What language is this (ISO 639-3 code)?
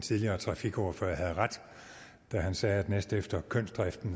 dan